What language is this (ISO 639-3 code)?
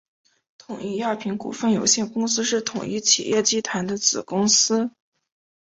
zho